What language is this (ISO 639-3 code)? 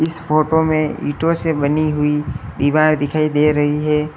hin